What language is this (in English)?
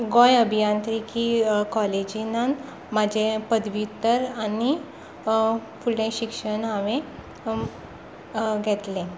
Konkani